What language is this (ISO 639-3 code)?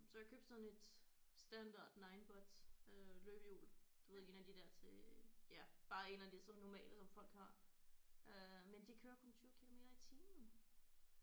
dan